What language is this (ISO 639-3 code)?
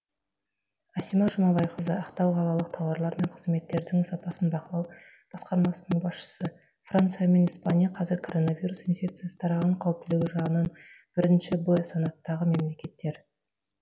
kaz